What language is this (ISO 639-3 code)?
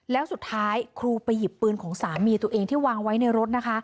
tha